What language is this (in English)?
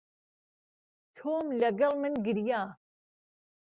Central Kurdish